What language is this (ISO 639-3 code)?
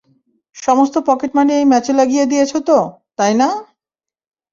ben